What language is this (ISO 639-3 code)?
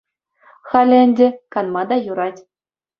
chv